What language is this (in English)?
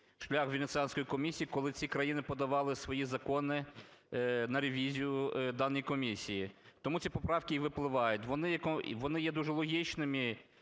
Ukrainian